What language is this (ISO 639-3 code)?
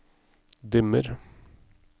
nor